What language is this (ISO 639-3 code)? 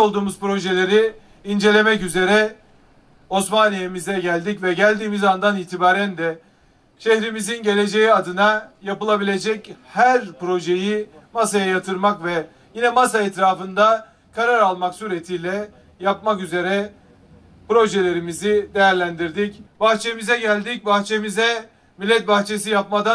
tur